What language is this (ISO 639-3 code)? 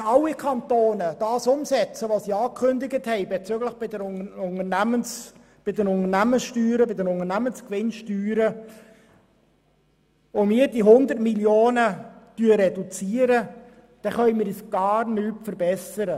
gsw